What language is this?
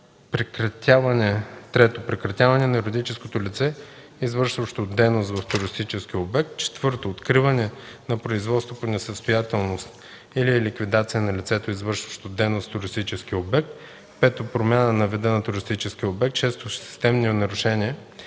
Bulgarian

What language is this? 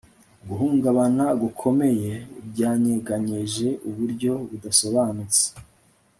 Kinyarwanda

